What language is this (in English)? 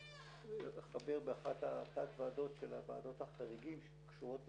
Hebrew